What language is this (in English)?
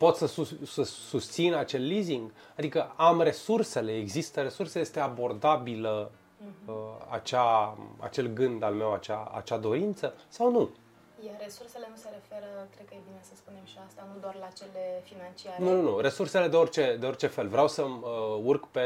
Romanian